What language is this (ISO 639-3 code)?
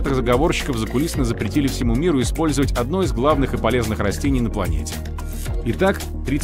rus